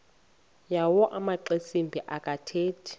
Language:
Xhosa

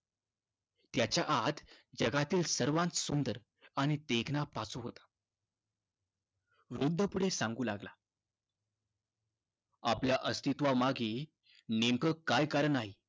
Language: Marathi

